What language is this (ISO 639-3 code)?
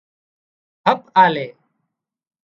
kxp